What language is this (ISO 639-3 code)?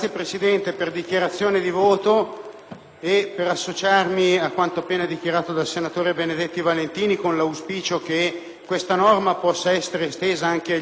ita